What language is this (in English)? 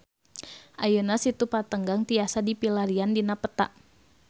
Sundanese